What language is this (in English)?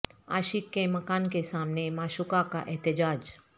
Urdu